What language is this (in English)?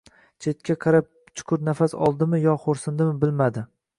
Uzbek